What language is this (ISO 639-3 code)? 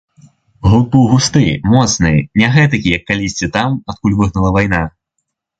bel